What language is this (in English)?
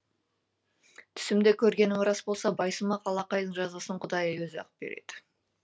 Kazakh